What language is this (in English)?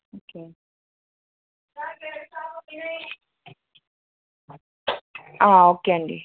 Telugu